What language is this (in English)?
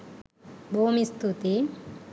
Sinhala